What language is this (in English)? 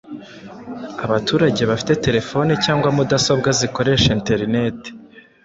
Kinyarwanda